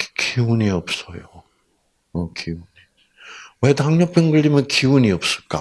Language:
Korean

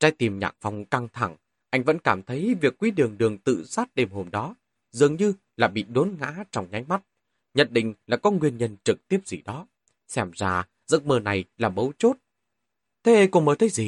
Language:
Vietnamese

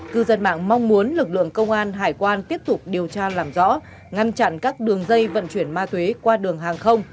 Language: Vietnamese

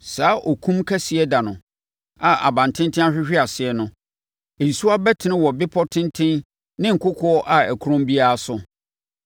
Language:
Akan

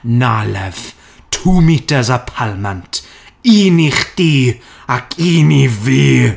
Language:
Welsh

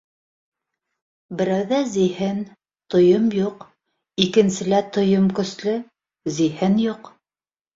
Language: Bashkir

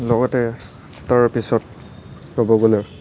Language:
Assamese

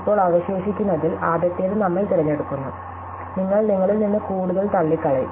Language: Malayalam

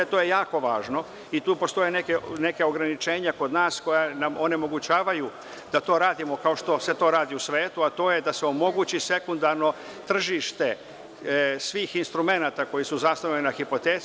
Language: Serbian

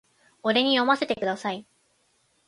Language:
Japanese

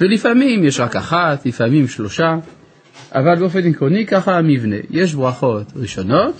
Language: Hebrew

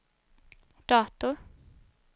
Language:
Swedish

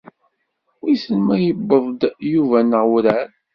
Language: Kabyle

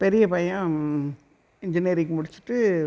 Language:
Tamil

